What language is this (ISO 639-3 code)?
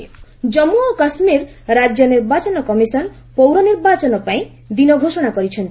ori